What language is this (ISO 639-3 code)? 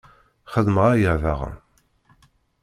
kab